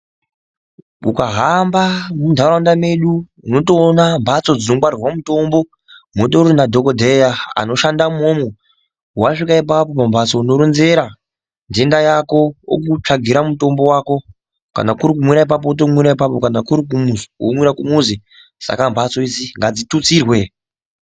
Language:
Ndau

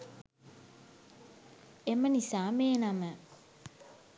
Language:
Sinhala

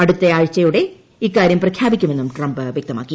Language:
Malayalam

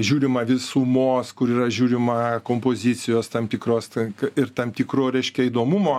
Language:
Lithuanian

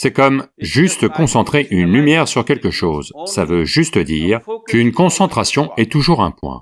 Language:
French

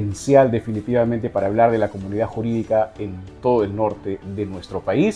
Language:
Spanish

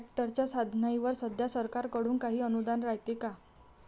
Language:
Marathi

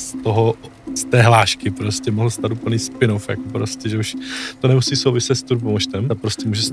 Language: Czech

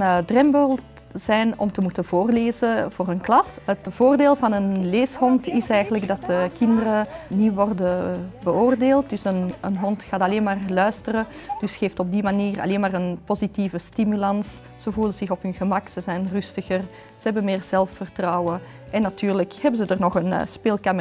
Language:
Dutch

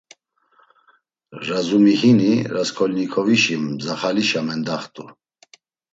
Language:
Laz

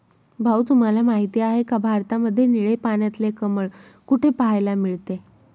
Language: Marathi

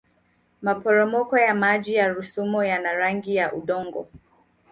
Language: Swahili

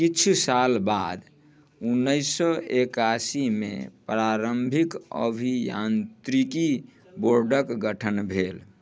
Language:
Maithili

